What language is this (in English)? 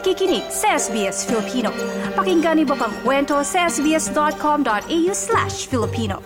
Filipino